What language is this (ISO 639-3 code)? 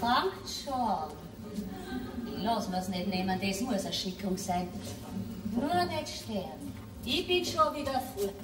deu